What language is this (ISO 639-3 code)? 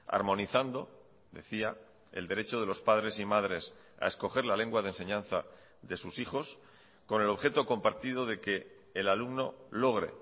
spa